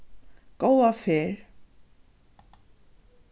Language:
Faroese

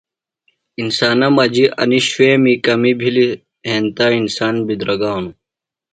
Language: Phalura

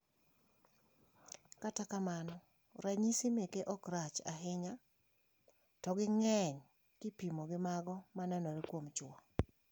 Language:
Luo (Kenya and Tanzania)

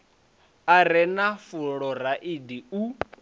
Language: Venda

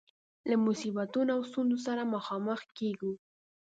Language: Pashto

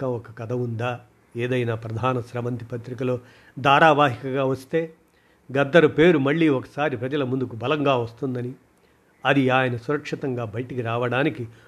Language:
Telugu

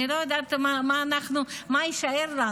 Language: Hebrew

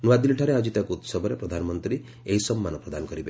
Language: Odia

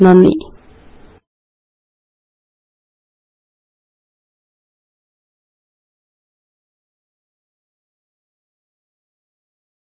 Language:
Malayalam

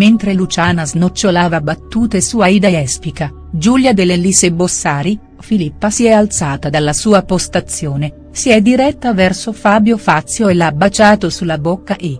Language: Italian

